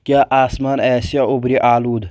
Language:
Kashmiri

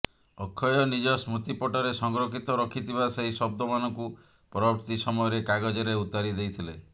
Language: Odia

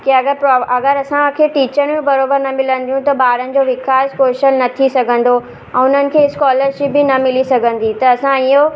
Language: Sindhi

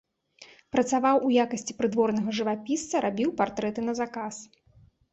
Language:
Belarusian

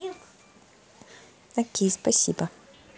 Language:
Russian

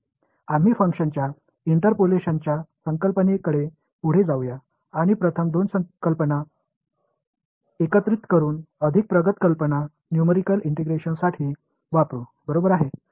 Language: Marathi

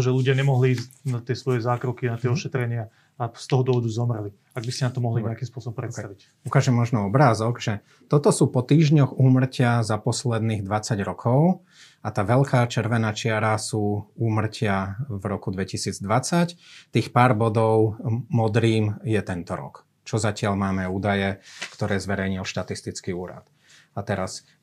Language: Slovak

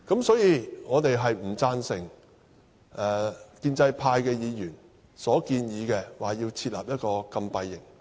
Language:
Cantonese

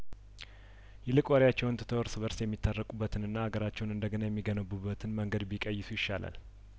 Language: Amharic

